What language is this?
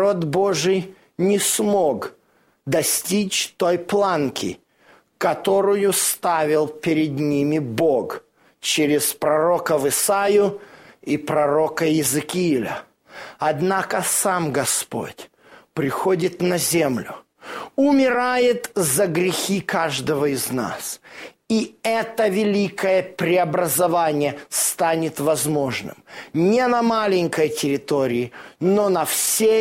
Russian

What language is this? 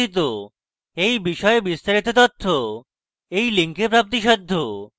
Bangla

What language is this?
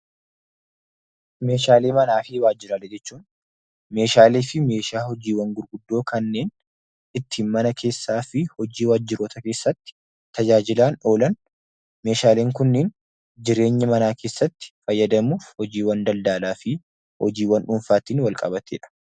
Oromo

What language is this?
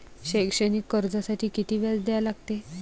Marathi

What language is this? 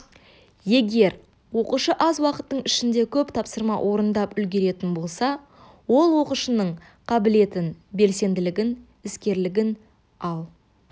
Kazakh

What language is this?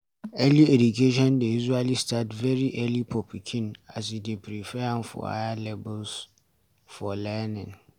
Nigerian Pidgin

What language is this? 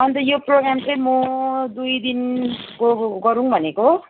Nepali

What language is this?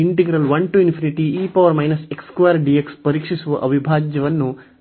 Kannada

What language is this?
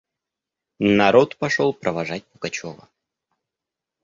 Russian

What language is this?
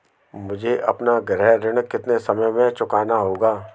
Hindi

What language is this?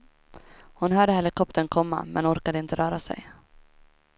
Swedish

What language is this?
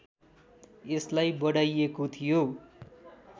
Nepali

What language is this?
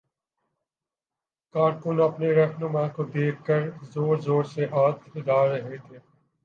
Urdu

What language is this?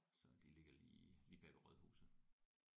Danish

